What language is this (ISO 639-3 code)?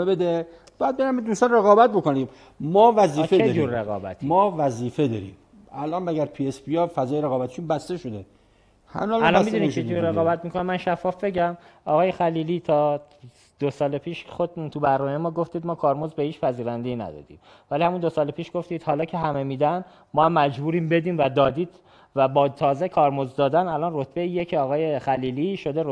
fas